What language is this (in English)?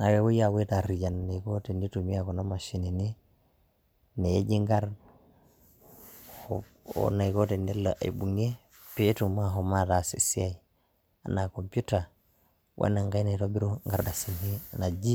Masai